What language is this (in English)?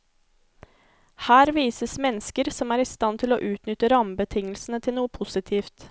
Norwegian